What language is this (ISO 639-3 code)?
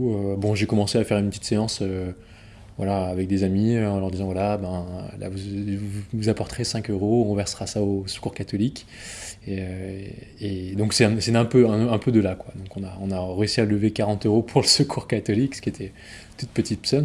fra